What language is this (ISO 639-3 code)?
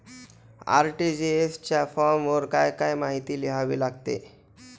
mar